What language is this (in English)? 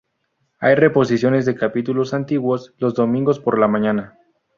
Spanish